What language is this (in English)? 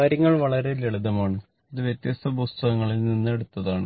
Malayalam